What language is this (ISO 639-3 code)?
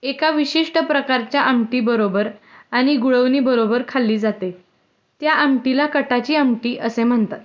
mar